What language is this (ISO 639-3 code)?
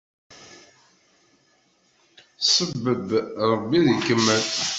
kab